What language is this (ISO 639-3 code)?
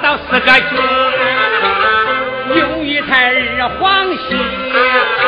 zho